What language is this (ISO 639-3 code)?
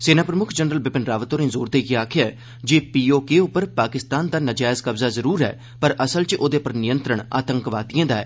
doi